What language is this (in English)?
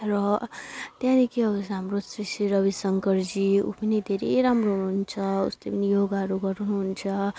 Nepali